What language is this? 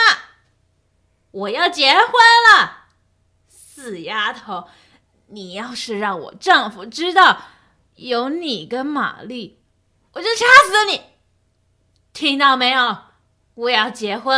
Chinese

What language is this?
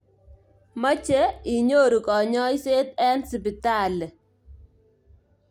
Kalenjin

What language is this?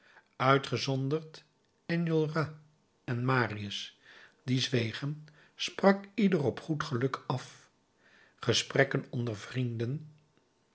Dutch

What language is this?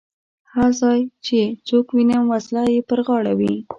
Pashto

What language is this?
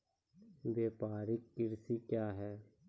Maithili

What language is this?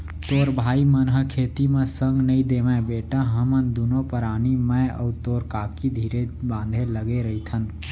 Chhattisgarhi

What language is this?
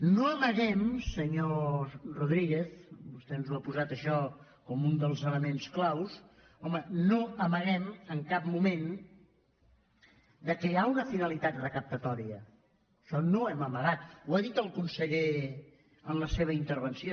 Catalan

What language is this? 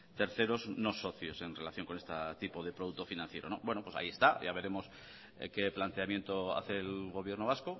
Spanish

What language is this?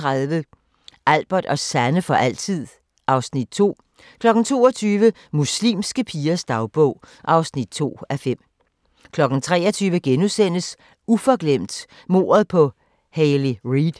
Danish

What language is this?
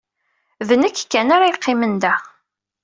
Kabyle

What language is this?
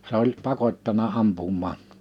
Finnish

